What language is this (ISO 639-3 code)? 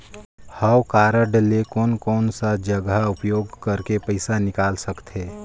hne